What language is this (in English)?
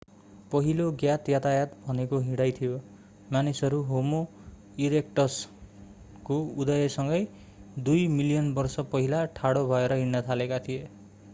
Nepali